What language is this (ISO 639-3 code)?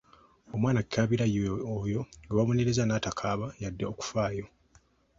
lug